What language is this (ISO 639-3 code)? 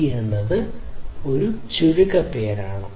mal